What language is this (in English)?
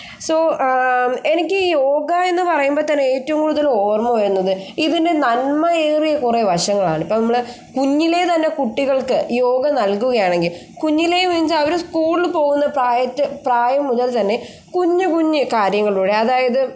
Malayalam